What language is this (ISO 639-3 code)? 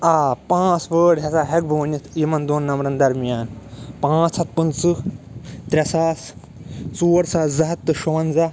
kas